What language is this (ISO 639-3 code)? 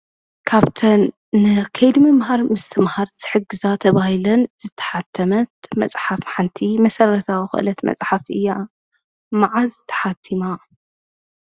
tir